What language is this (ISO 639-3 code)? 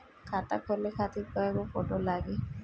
bho